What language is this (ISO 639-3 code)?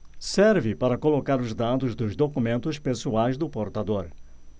por